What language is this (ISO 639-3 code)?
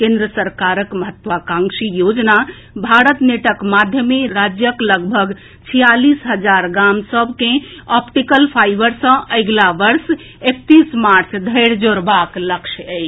mai